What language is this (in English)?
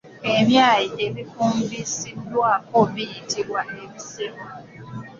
Ganda